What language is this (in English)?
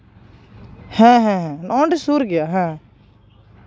Santali